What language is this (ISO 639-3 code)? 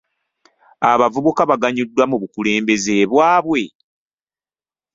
lug